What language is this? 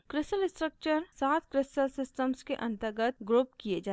Hindi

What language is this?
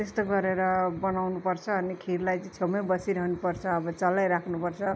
Nepali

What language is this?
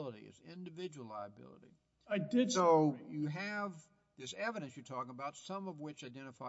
English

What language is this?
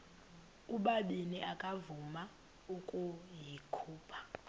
Xhosa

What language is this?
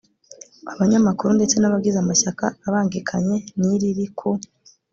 Kinyarwanda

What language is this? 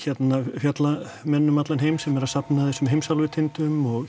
Icelandic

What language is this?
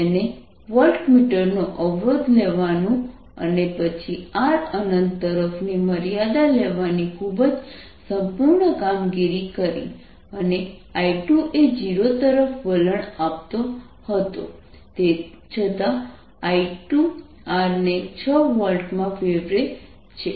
Gujarati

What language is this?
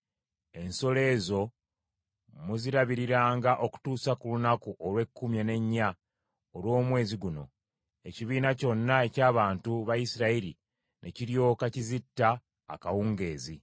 Ganda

